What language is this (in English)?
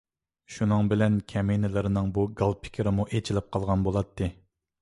Uyghur